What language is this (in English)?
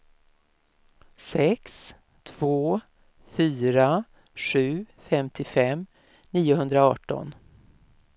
Swedish